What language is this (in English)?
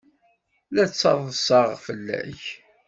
Kabyle